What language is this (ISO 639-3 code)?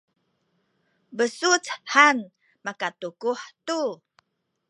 szy